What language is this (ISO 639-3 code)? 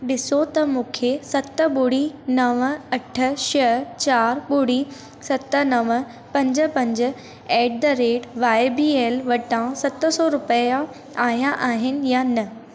snd